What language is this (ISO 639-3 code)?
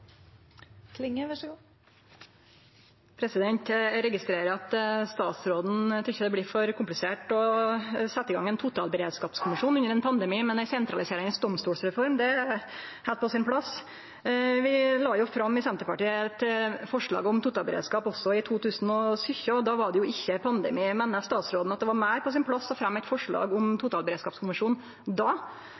nno